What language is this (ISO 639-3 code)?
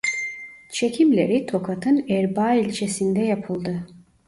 tur